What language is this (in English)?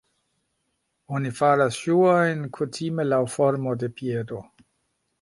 Esperanto